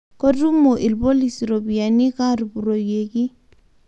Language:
Masai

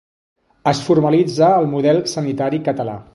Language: Catalan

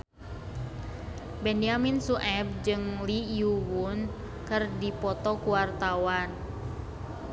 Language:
Sundanese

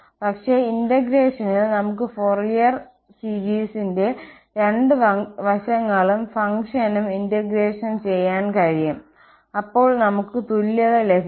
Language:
Malayalam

